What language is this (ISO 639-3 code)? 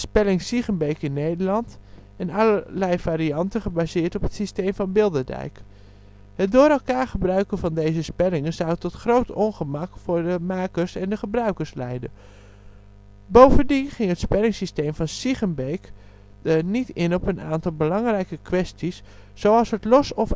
nld